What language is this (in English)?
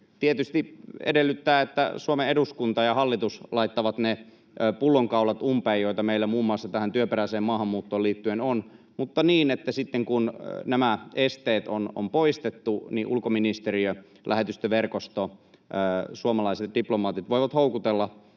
Finnish